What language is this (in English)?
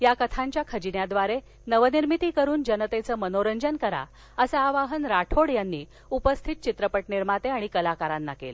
Marathi